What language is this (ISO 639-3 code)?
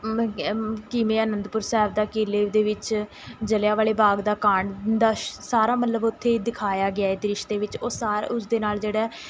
pan